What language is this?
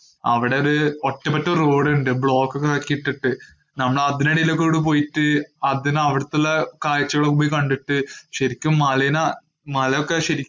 Malayalam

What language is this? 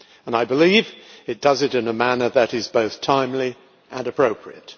English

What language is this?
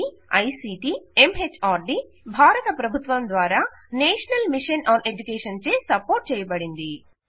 Telugu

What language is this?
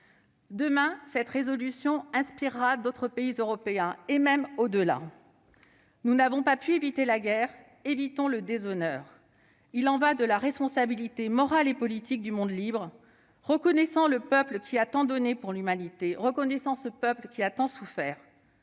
French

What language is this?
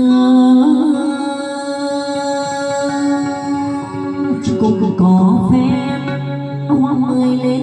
Vietnamese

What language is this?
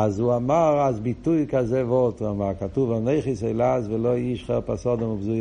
Hebrew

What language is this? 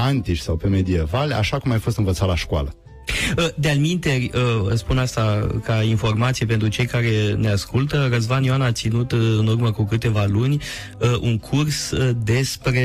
Romanian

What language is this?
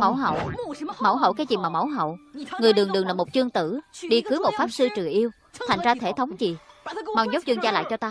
Vietnamese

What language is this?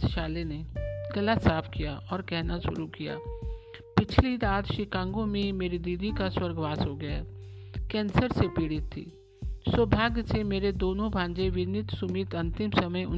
Hindi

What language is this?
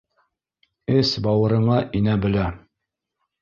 Bashkir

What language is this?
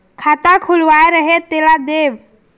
Chhattisgarhi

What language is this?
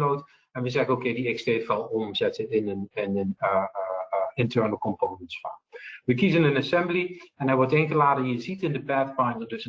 Dutch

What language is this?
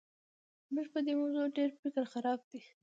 Pashto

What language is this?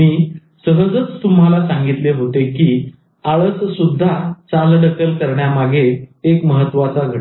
Marathi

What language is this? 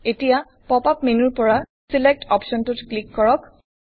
Assamese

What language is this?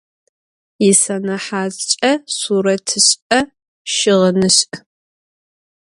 Adyghe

